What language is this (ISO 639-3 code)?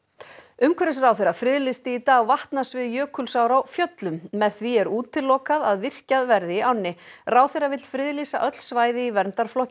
isl